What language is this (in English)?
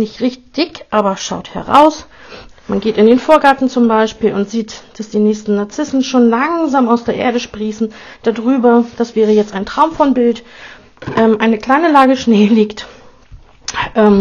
German